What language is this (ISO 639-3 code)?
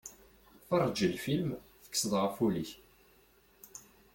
kab